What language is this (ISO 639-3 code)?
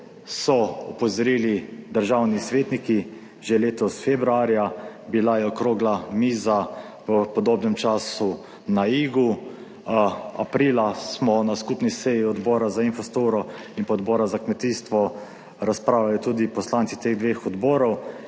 slv